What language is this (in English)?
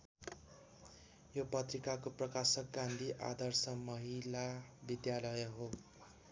Nepali